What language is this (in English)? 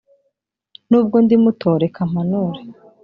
Kinyarwanda